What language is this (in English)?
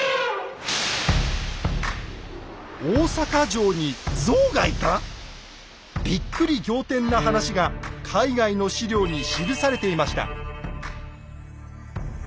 Japanese